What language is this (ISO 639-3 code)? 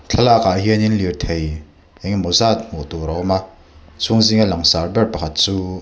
lus